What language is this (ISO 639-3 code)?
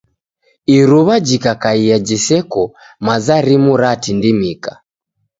dav